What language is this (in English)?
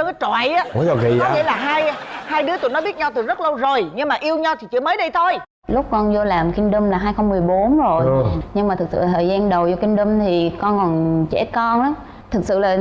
Vietnamese